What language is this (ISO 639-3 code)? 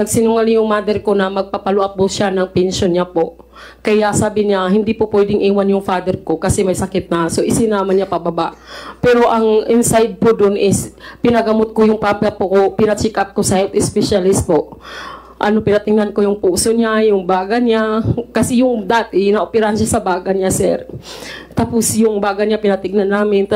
fil